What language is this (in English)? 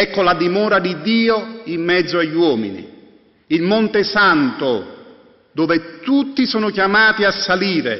Italian